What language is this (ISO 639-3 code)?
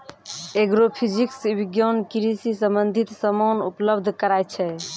mai